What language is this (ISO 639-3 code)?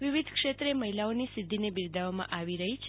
guj